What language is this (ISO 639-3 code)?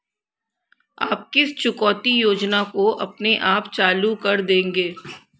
hin